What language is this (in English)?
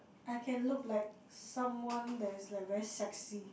English